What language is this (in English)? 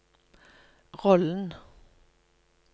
Norwegian